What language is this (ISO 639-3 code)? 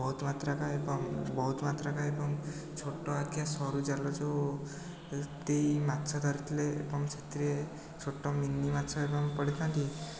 ori